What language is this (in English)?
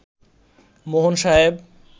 Bangla